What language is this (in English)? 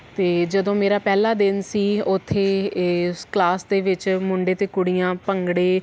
Punjabi